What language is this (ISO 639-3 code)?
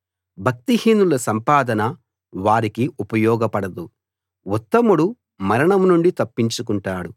tel